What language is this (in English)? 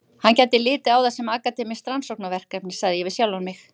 Icelandic